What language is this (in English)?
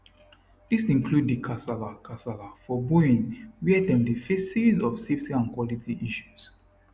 Nigerian Pidgin